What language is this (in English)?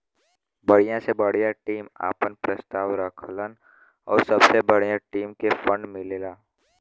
Bhojpuri